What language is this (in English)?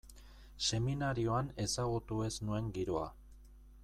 Basque